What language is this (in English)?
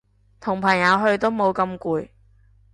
Cantonese